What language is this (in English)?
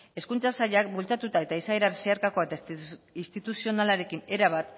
Basque